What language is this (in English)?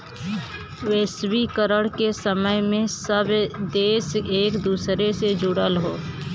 Bhojpuri